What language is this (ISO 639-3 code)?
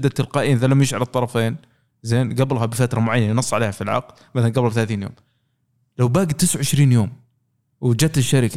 ara